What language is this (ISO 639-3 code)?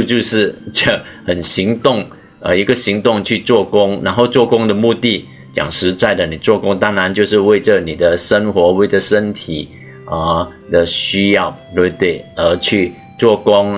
zho